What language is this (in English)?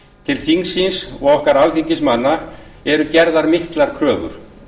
Icelandic